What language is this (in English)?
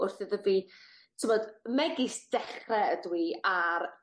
Welsh